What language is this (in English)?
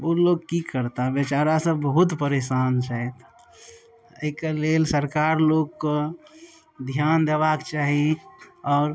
Maithili